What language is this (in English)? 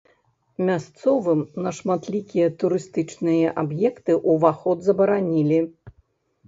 Belarusian